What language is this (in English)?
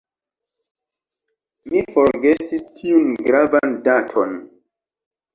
Esperanto